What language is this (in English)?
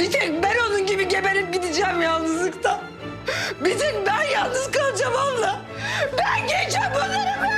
Turkish